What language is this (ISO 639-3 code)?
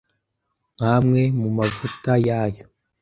kin